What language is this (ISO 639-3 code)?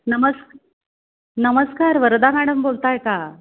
mar